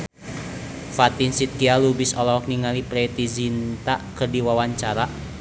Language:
Sundanese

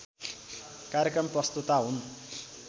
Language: Nepali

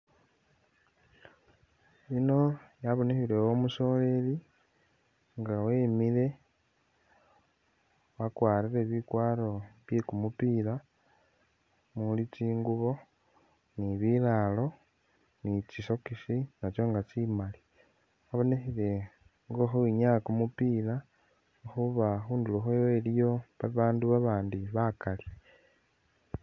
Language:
Masaaba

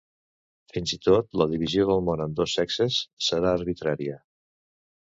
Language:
Catalan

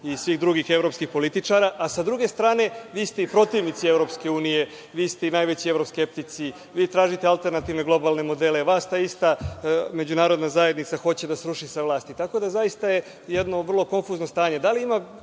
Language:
Serbian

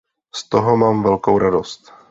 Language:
Czech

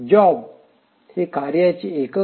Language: Marathi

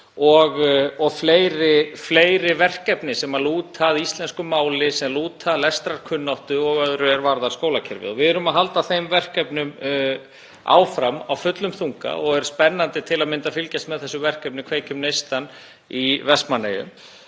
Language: Icelandic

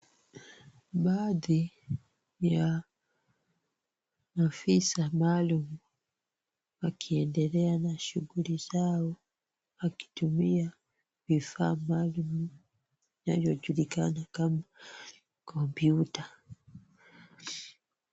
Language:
Swahili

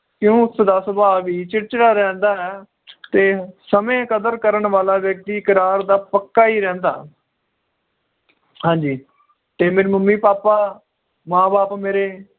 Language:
Punjabi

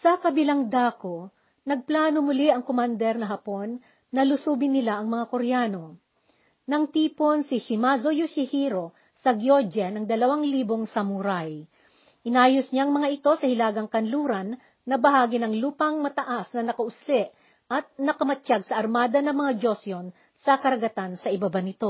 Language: Filipino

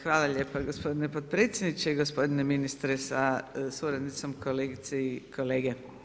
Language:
Croatian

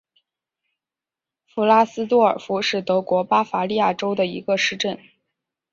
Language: Chinese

